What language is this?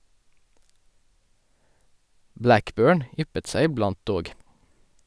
Norwegian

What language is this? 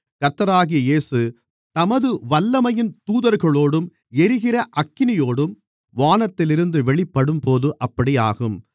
Tamil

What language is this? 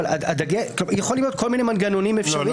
Hebrew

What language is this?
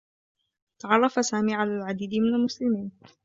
Arabic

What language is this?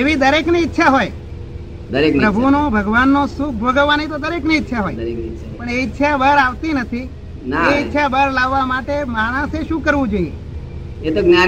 Gujarati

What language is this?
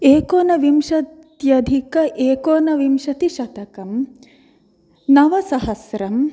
Sanskrit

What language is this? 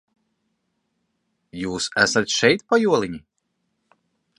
Latvian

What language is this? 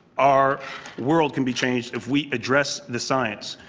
English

